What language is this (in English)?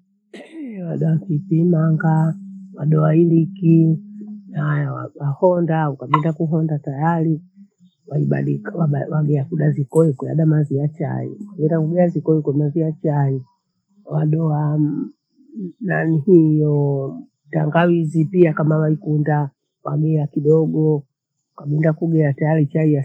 Bondei